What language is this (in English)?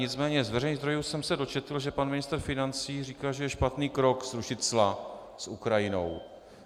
Czech